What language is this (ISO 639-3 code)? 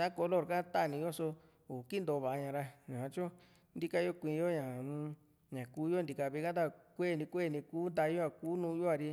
vmc